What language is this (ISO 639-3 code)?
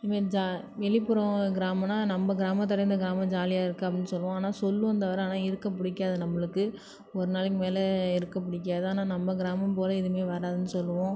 tam